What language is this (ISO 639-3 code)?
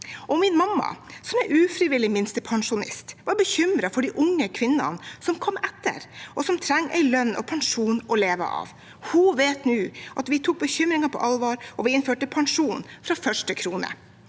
nor